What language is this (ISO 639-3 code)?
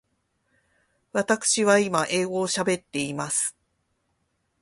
jpn